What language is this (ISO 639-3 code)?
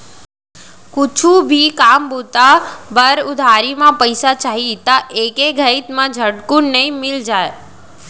hne